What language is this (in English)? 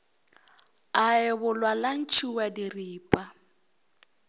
Northern Sotho